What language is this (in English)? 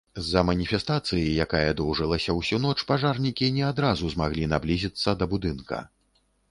Belarusian